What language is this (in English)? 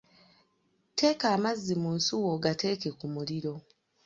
Ganda